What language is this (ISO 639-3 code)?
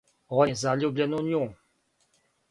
srp